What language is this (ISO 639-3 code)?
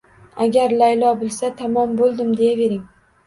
uzb